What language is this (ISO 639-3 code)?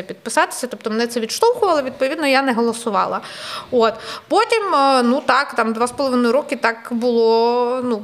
ukr